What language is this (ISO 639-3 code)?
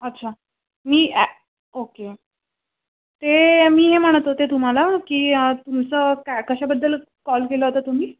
mar